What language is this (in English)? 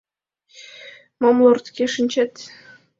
Mari